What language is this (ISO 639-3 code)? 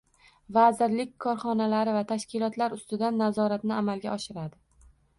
uzb